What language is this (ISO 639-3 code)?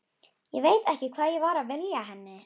isl